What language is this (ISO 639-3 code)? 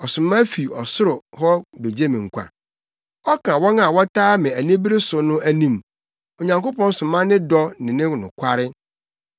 aka